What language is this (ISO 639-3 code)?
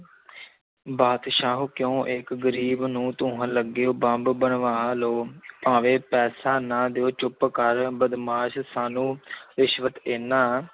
pan